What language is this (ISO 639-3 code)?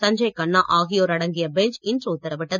tam